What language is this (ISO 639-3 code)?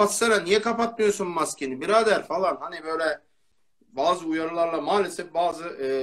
tur